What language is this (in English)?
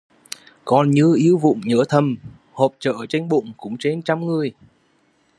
Vietnamese